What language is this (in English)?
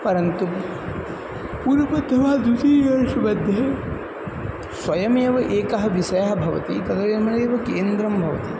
Sanskrit